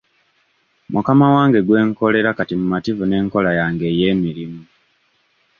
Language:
Ganda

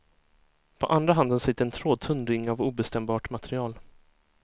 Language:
Swedish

